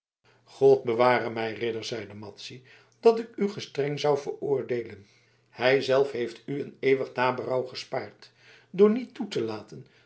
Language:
Dutch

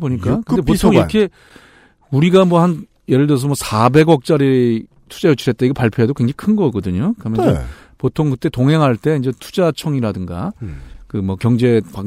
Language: Korean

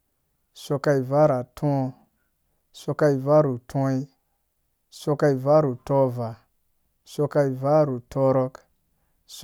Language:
Dũya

